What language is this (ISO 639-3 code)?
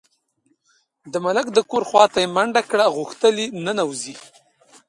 pus